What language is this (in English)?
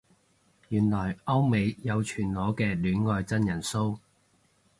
Cantonese